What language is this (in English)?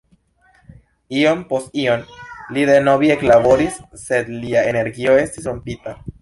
Esperanto